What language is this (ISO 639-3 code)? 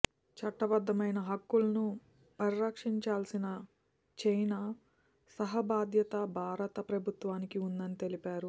tel